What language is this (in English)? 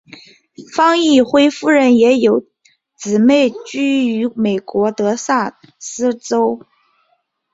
Chinese